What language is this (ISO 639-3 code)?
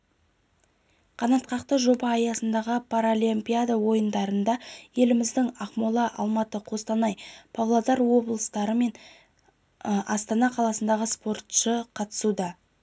kaz